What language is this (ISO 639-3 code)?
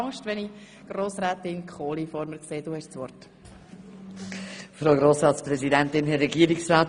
gsw